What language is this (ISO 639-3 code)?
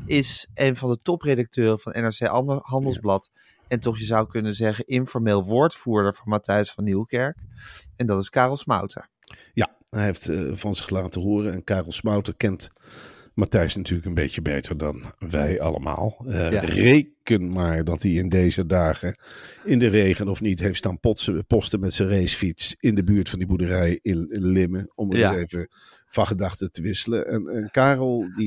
nld